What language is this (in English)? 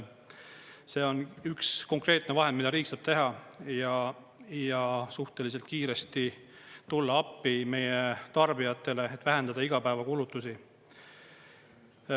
Estonian